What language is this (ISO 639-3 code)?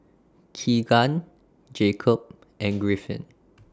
eng